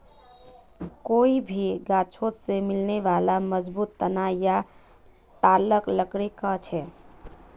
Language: Magahi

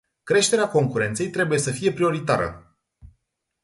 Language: Romanian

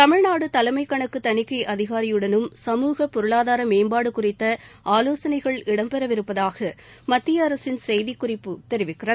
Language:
Tamil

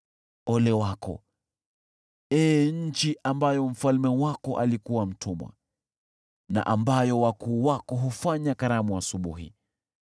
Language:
Swahili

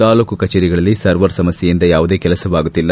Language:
Kannada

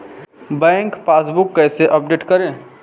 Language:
Hindi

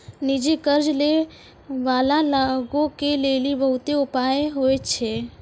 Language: Maithili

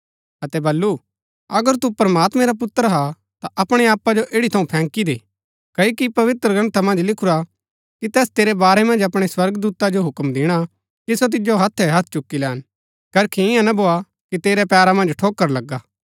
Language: Gaddi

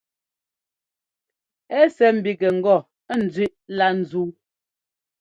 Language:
Ngomba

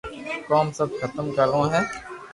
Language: Loarki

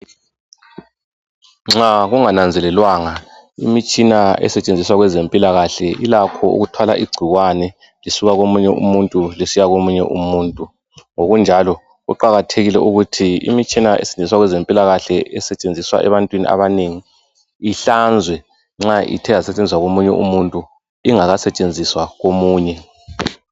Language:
North Ndebele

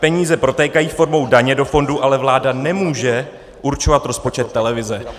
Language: Czech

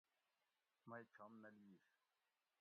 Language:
Gawri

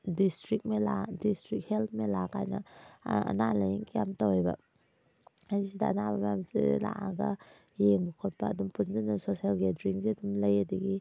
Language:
Manipuri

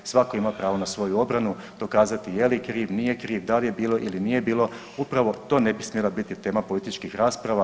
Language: Croatian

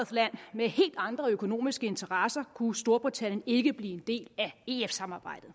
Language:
Danish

